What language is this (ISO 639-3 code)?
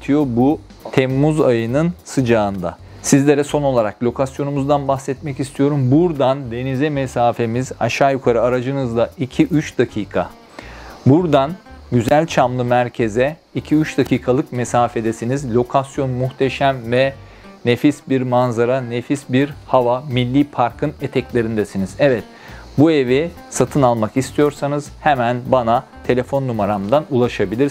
tur